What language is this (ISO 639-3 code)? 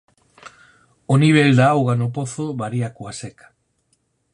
glg